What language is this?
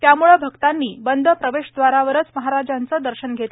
Marathi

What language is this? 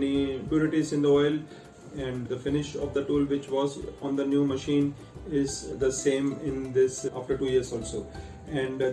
English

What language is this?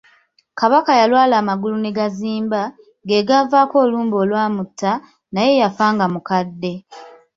Ganda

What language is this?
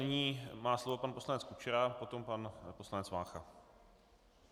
Czech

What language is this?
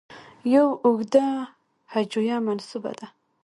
Pashto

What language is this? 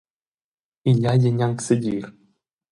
Romansh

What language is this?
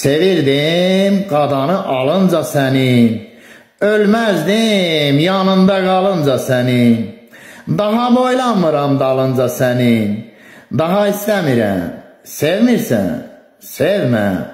Turkish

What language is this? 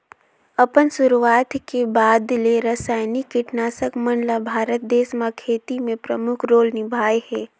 Chhattisgarhi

